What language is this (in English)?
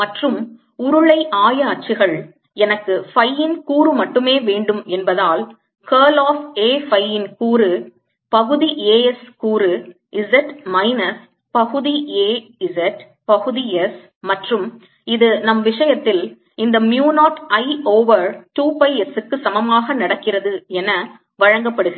Tamil